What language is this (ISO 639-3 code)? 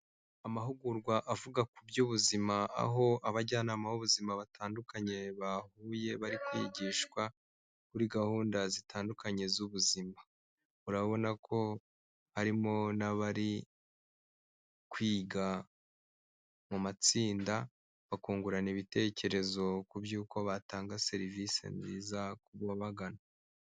kin